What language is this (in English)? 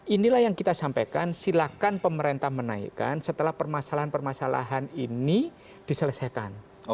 Indonesian